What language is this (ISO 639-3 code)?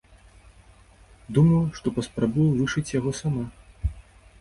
bel